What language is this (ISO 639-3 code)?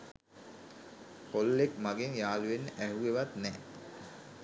sin